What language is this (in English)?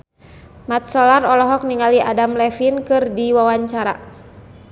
Sundanese